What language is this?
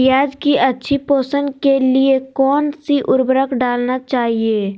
Magahi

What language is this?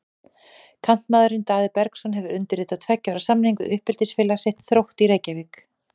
Icelandic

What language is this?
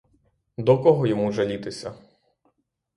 Ukrainian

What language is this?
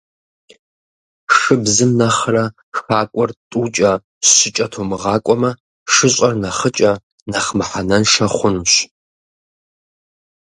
Kabardian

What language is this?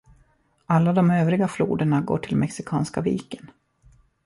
Swedish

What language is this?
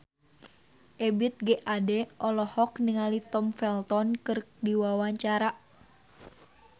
Sundanese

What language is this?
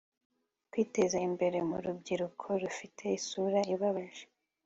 Kinyarwanda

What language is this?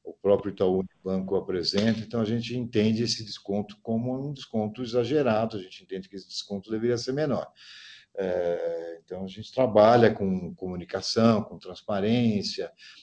Portuguese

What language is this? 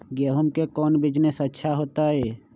Magahi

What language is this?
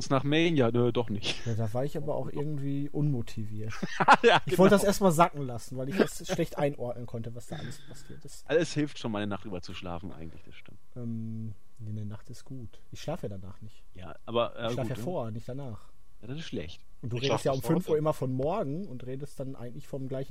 German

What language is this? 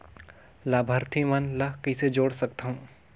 Chhattisgarhi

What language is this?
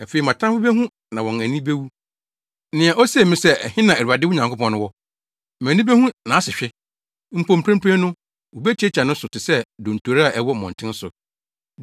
Akan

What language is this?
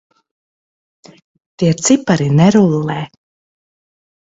Latvian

